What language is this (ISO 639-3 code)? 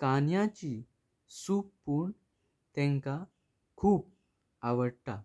kok